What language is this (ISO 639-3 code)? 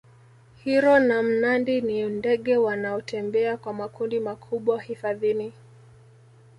swa